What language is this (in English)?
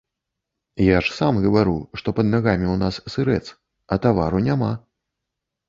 Belarusian